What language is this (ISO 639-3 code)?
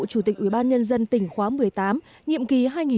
vie